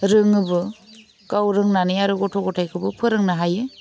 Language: Bodo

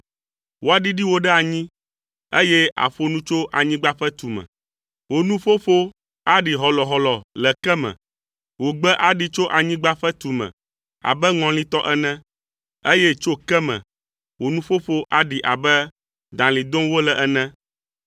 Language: Ewe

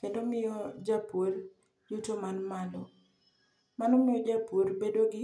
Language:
Luo (Kenya and Tanzania)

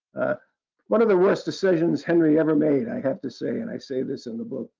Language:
English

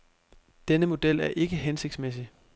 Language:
Danish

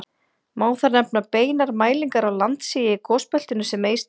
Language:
Icelandic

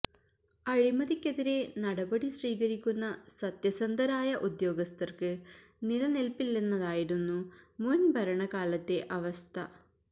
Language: Malayalam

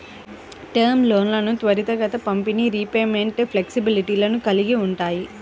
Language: Telugu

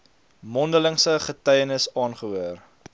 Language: Afrikaans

